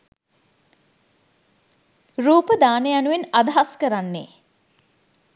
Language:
Sinhala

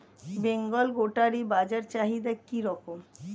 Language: Bangla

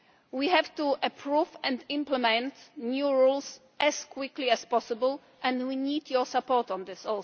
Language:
English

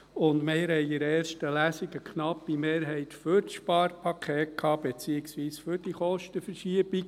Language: Swiss German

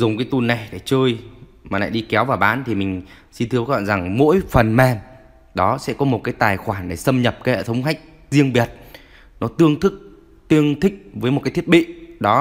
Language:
Vietnamese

